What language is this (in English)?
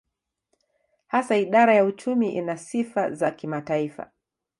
Swahili